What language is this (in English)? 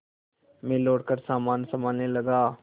Hindi